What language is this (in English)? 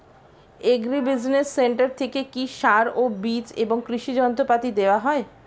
Bangla